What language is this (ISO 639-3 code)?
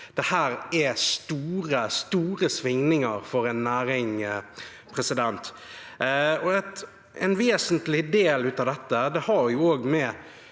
nor